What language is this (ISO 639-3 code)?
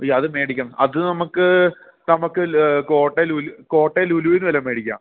mal